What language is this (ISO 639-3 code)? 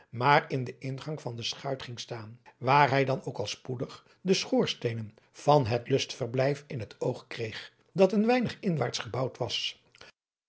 nld